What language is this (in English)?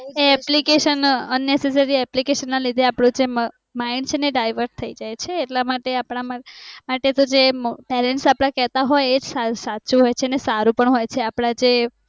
Gujarati